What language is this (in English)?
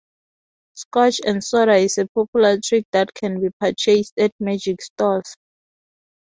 English